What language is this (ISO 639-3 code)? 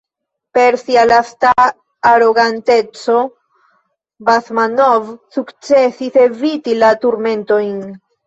epo